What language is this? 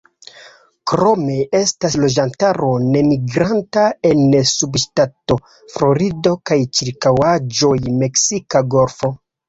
Esperanto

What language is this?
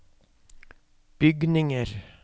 Norwegian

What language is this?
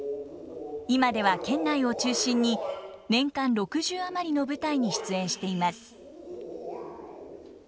Japanese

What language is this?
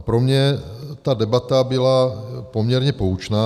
Czech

